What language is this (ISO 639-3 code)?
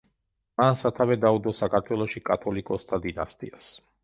kat